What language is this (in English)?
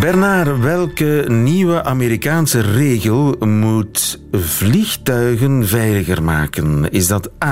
Dutch